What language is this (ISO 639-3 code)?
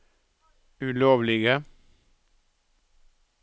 nor